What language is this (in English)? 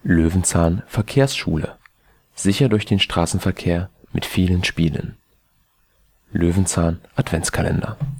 German